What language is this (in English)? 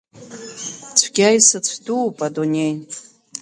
Abkhazian